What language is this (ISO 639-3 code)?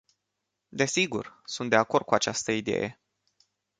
ron